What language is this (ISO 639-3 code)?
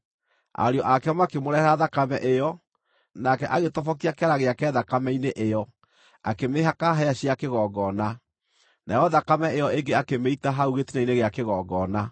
kik